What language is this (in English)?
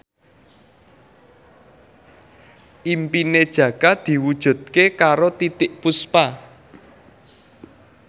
Javanese